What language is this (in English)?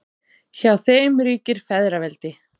Icelandic